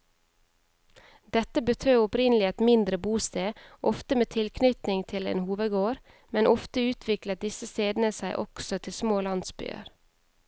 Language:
Norwegian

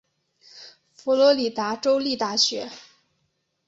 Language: Chinese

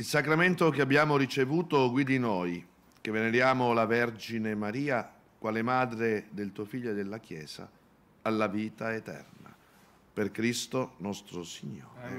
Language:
Italian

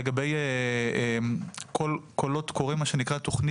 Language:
Hebrew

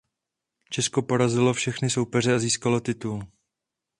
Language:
Czech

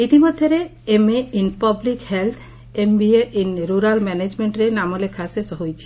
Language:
Odia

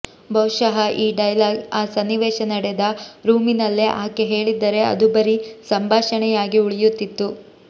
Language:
Kannada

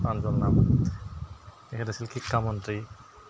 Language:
Assamese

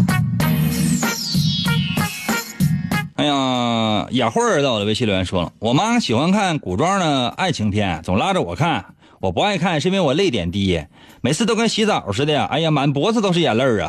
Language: Chinese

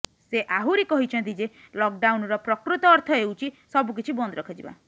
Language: Odia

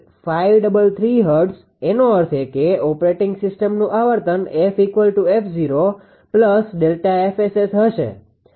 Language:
Gujarati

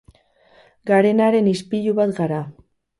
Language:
Basque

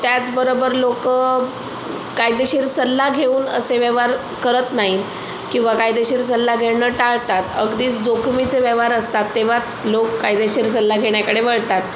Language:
Marathi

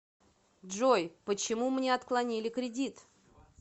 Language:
Russian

